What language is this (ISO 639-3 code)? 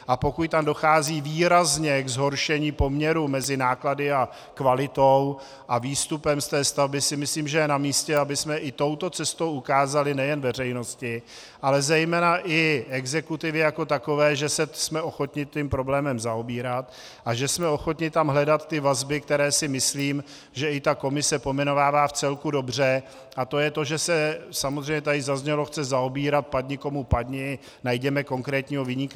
ces